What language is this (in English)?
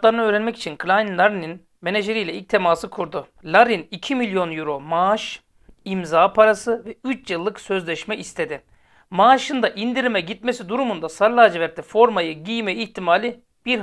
Turkish